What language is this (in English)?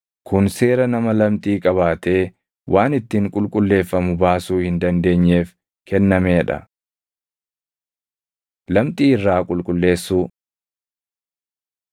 Oromo